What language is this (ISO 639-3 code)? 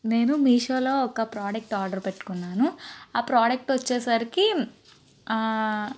tel